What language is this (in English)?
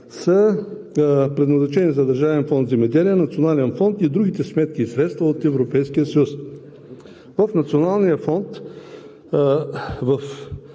Bulgarian